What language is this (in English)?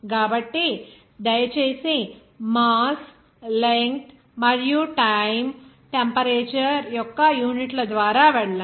Telugu